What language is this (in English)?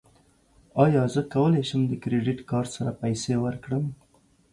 Pashto